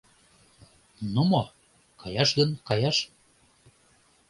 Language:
Mari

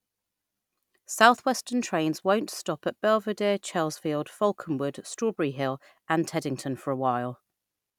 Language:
English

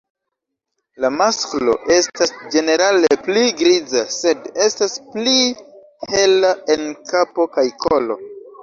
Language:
Esperanto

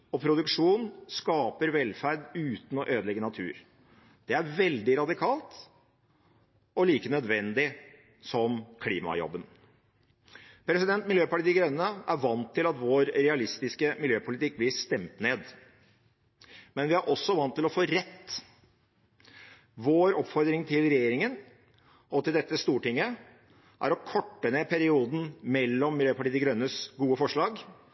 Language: Norwegian Bokmål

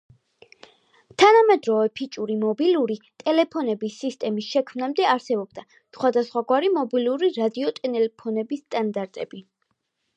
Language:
Georgian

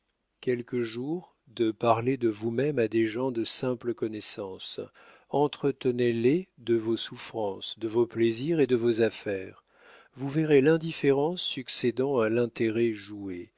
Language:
French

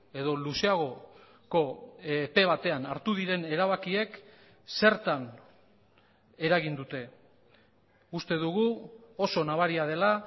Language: Basque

